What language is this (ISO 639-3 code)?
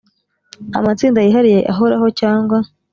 kin